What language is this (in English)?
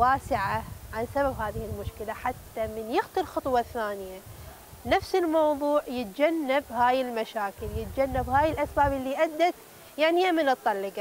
Arabic